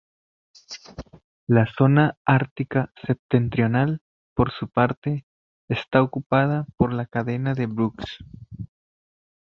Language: Spanish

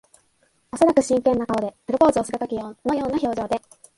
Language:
Japanese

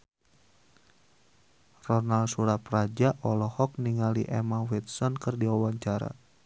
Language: Sundanese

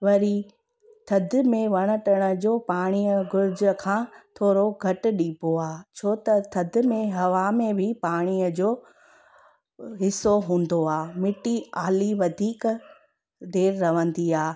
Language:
Sindhi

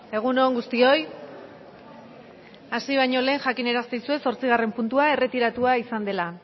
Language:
Basque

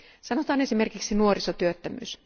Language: Finnish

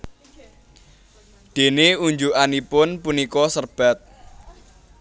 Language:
Javanese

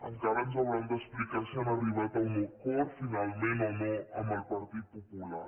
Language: Catalan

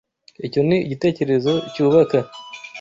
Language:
Kinyarwanda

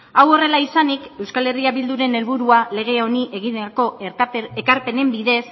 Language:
Basque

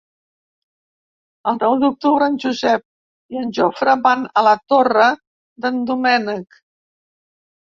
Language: Catalan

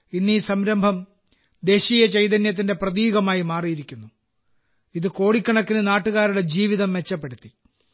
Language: Malayalam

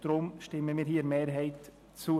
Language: Swiss German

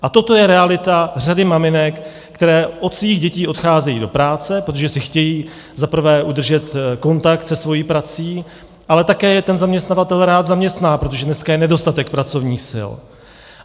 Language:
Czech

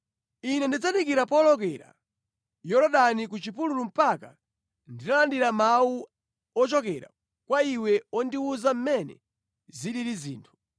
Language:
Nyanja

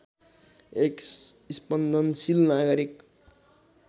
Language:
Nepali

